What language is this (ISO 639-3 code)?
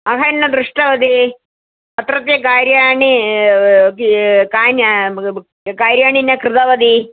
san